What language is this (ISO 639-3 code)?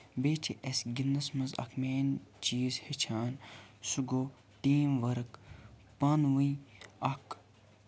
kas